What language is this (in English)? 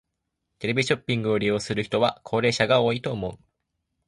Japanese